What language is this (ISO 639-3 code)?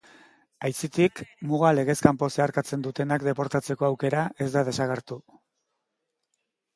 eus